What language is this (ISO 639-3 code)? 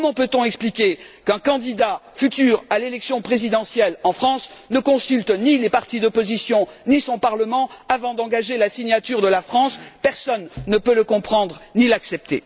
fra